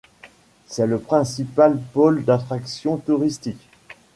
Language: French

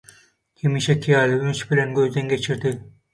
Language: Turkmen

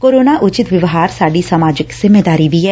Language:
Punjabi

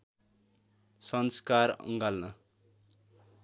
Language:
Nepali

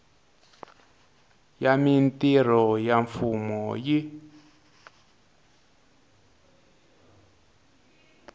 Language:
Tsonga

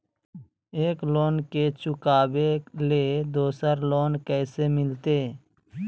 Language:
Magahi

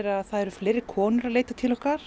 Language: Icelandic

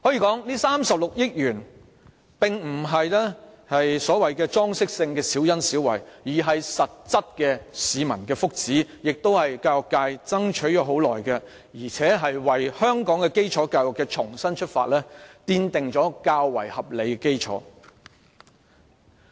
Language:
Cantonese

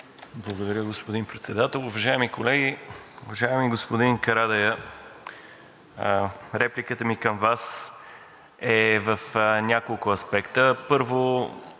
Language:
Bulgarian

